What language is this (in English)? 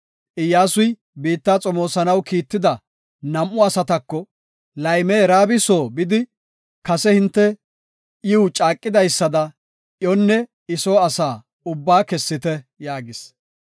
Gofa